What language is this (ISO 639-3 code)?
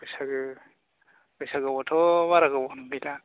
brx